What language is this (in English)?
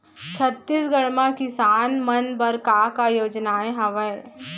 Chhattisgarhi